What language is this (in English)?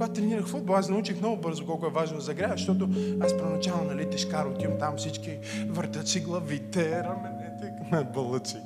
Bulgarian